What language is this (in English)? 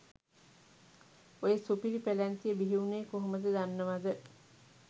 Sinhala